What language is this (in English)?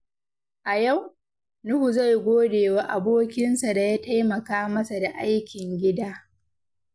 Hausa